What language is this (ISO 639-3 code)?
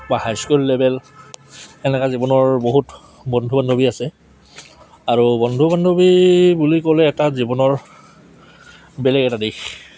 asm